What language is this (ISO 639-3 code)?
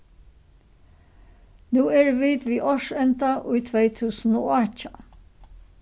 fao